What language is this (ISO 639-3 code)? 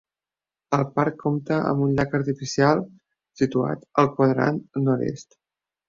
cat